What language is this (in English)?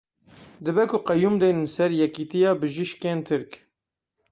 Kurdish